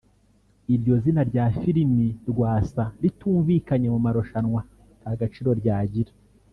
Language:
Kinyarwanda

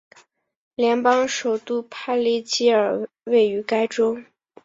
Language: Chinese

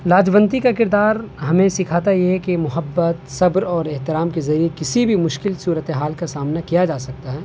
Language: Urdu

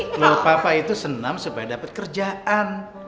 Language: Indonesian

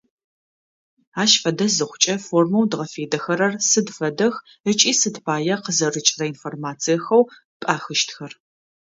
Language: Adyghe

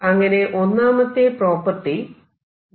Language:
Malayalam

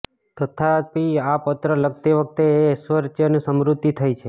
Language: Gujarati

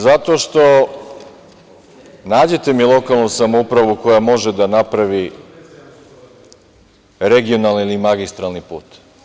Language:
Serbian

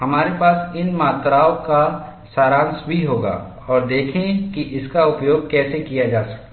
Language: Hindi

